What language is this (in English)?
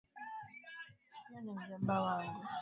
Swahili